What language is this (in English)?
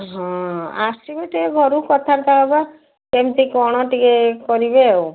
Odia